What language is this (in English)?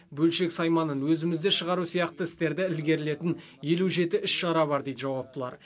Kazakh